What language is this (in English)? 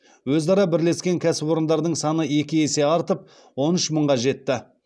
Kazakh